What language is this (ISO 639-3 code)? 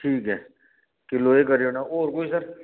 doi